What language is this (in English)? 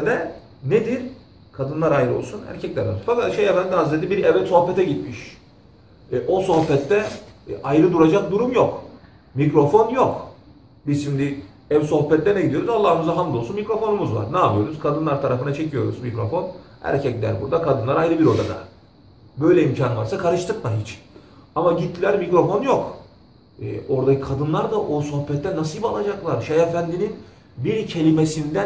Turkish